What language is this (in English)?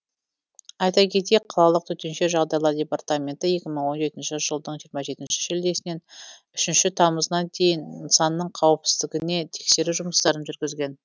Kazakh